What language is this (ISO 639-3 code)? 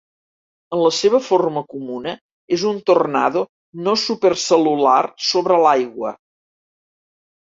cat